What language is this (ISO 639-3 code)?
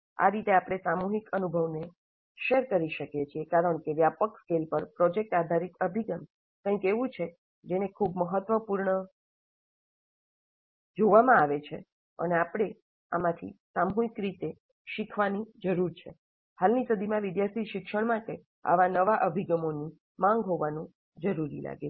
guj